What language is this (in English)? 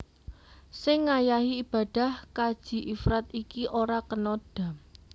Javanese